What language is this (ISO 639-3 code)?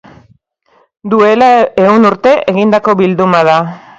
eus